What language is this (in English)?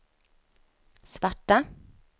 Swedish